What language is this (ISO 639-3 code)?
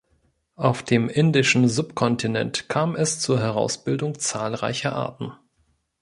deu